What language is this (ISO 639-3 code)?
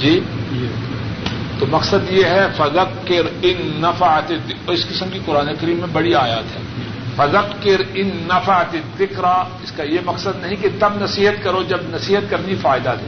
urd